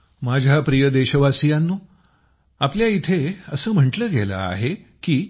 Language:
Marathi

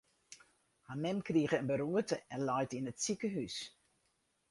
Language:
Western Frisian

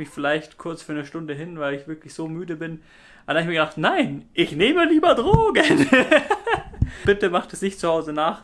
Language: German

